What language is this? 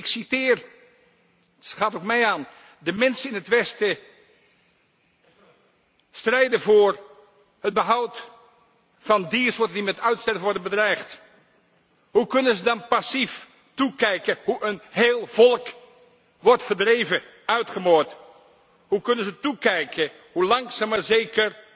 Dutch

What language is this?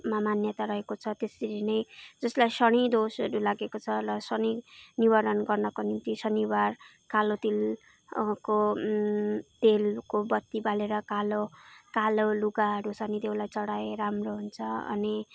Nepali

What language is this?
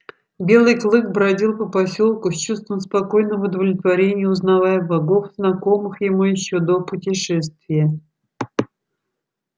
Russian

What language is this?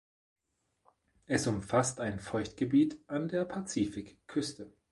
German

